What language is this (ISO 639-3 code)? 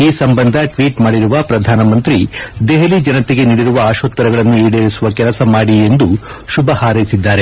kan